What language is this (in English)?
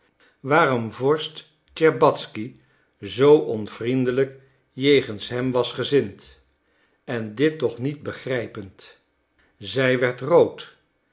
Dutch